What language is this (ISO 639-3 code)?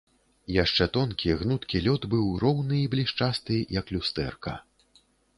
bel